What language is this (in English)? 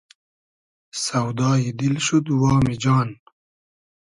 Hazaragi